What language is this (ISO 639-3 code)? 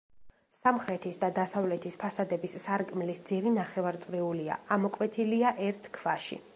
kat